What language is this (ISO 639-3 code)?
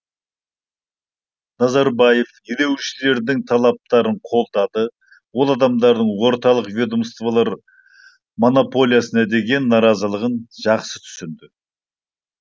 kaz